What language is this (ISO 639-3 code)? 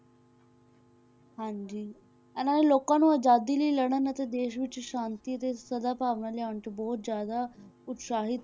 pan